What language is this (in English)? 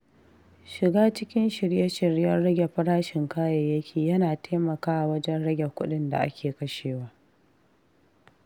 Hausa